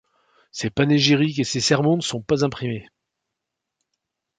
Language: French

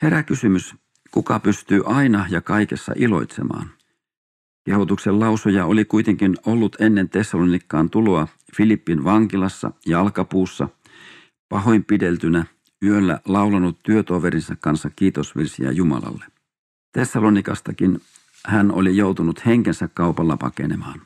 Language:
Finnish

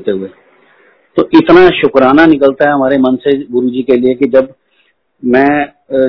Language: Hindi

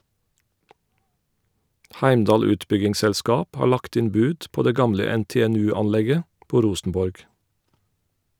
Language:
Norwegian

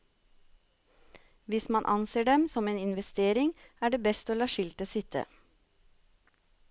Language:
Norwegian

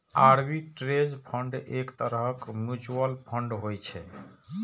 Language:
Maithili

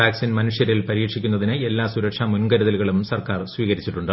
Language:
Malayalam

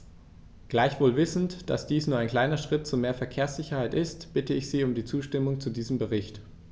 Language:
German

